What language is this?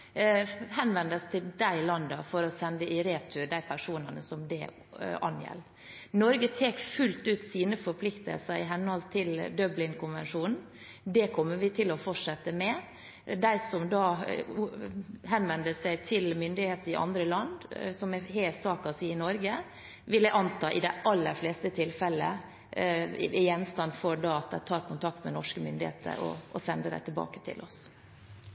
Norwegian Bokmål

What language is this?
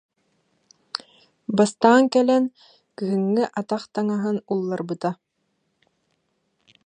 Yakut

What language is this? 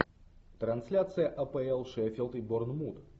Russian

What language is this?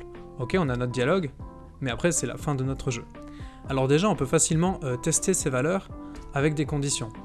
French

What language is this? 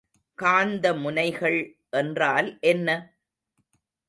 Tamil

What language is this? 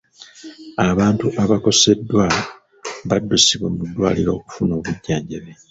Ganda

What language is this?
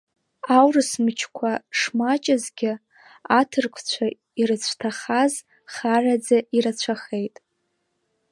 Abkhazian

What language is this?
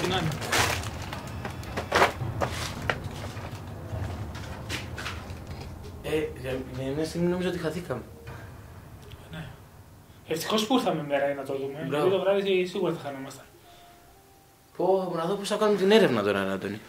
Greek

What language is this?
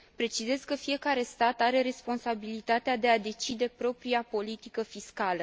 Romanian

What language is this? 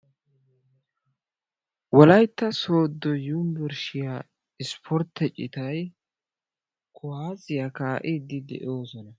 Wolaytta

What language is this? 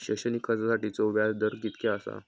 Marathi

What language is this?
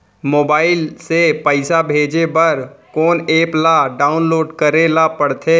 Chhattisgarhi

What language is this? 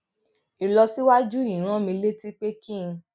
Yoruba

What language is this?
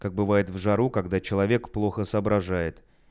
Russian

